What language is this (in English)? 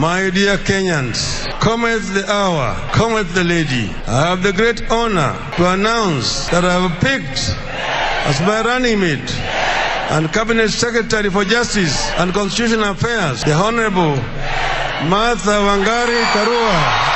Swahili